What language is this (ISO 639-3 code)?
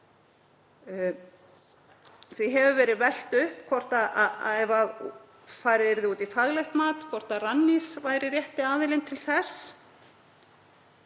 isl